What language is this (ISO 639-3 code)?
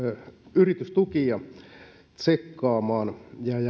fin